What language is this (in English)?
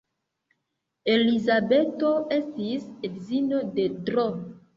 Esperanto